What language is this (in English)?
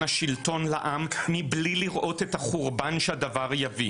Hebrew